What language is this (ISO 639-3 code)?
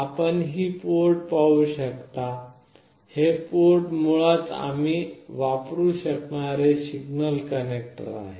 mar